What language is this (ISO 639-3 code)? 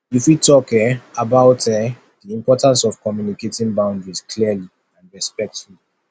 pcm